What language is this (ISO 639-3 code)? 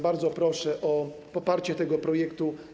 pol